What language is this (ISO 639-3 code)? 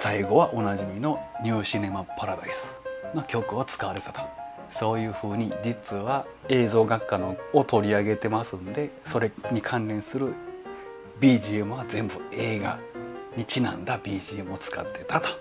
jpn